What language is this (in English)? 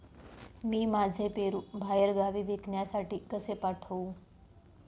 Marathi